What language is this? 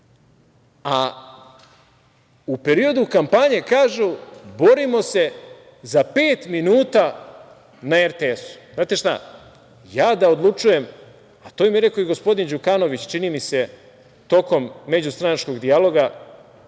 Serbian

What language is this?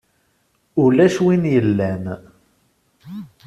Kabyle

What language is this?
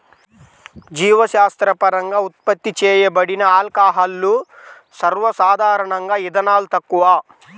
Telugu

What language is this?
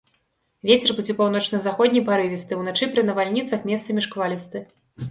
Belarusian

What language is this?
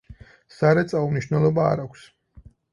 Georgian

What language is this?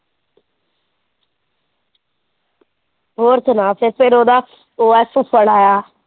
Punjabi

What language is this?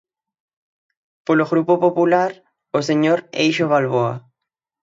Galician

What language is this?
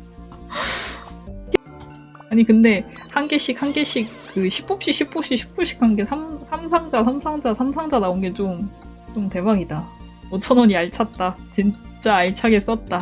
Korean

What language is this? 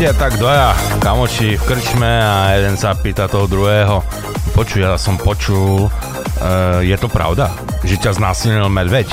Slovak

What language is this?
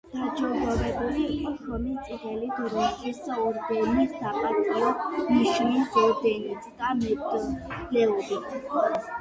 Georgian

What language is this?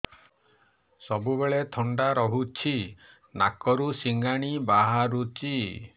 Odia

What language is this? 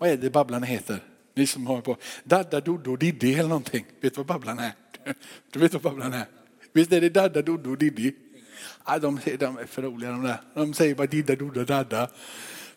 Swedish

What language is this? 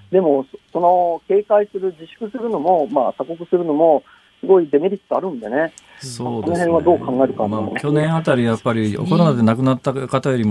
Japanese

